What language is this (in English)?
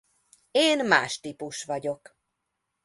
Hungarian